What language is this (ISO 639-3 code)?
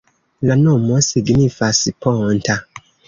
epo